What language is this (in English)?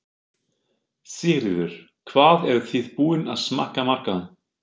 Icelandic